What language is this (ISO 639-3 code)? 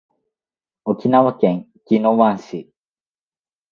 jpn